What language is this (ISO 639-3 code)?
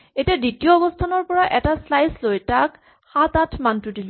asm